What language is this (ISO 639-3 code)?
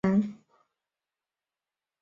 zho